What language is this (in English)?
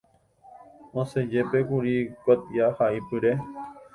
Guarani